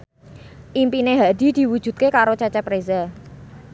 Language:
Javanese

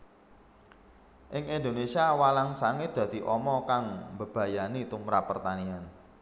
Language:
Javanese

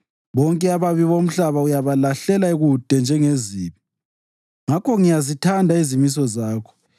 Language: North Ndebele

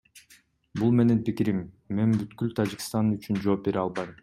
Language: Kyrgyz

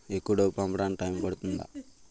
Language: Telugu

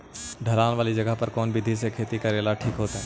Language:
Magahi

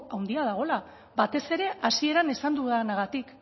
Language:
Basque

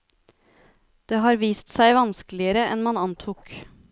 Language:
Norwegian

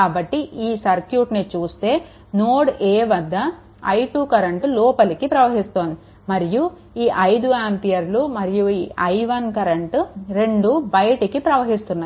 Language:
Telugu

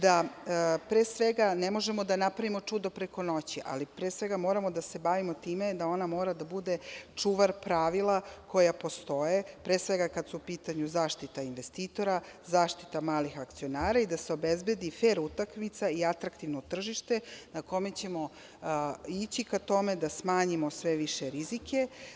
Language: Serbian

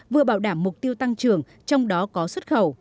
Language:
Vietnamese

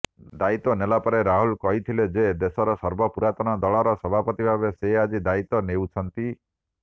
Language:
Odia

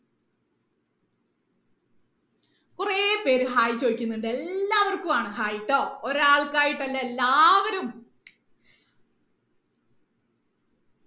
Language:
Malayalam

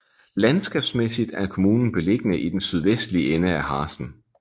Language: Danish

